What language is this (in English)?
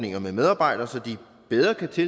Danish